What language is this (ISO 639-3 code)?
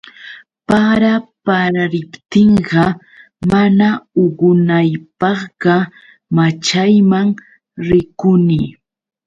qux